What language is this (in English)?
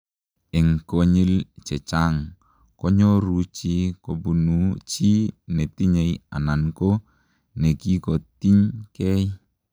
Kalenjin